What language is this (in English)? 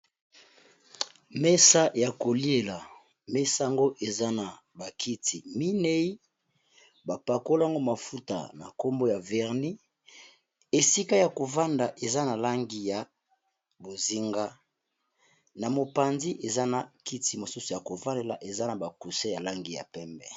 Lingala